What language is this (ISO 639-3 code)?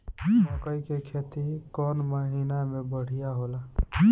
bho